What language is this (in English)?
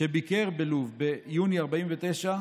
Hebrew